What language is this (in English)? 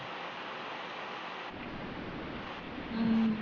Punjabi